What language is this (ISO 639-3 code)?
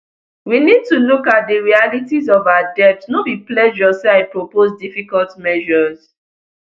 pcm